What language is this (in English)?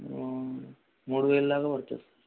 Telugu